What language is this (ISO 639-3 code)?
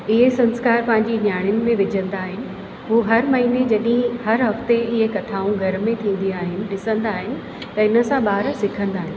snd